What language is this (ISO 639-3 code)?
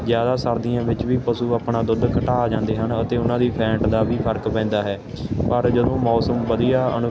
pan